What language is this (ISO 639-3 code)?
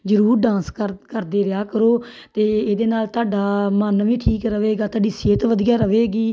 pan